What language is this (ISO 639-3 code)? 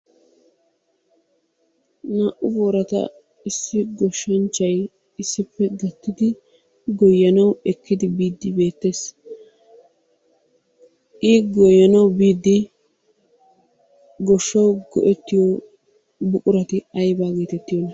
wal